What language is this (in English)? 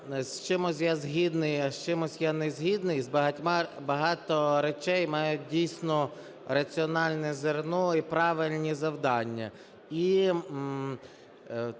Ukrainian